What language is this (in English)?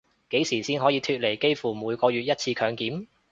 Cantonese